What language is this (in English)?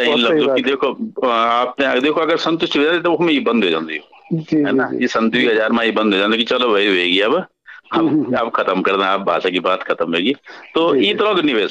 Hindi